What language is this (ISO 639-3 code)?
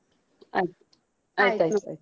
kan